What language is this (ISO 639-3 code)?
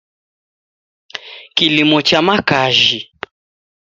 dav